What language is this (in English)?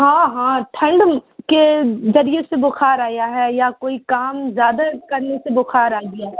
Urdu